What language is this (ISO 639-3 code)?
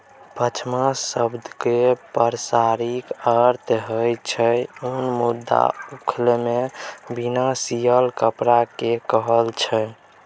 mai